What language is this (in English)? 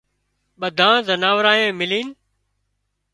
Wadiyara Koli